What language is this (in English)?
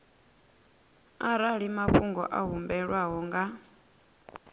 Venda